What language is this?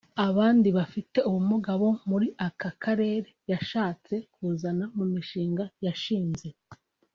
Kinyarwanda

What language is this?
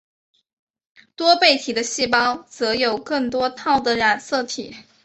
Chinese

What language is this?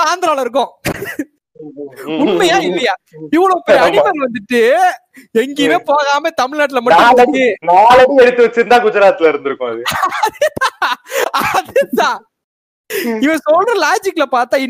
Tamil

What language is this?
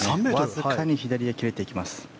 Japanese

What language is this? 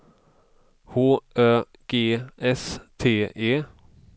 Swedish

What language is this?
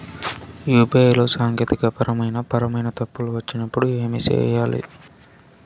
Telugu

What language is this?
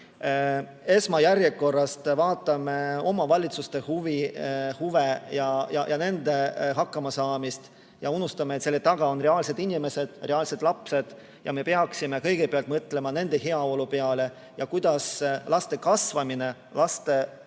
Estonian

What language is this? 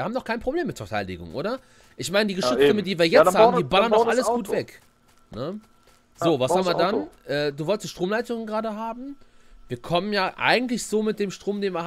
German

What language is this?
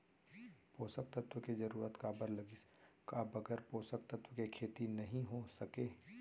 Chhattisgarhi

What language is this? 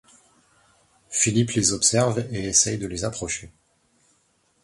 French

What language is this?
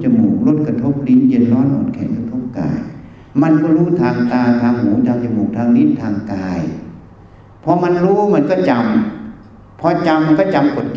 Thai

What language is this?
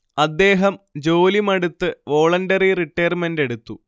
Malayalam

